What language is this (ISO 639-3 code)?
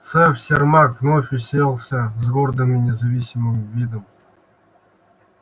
rus